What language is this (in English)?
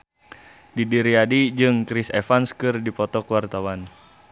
Sundanese